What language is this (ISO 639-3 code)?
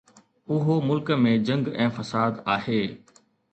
snd